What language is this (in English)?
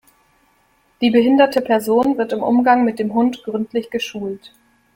German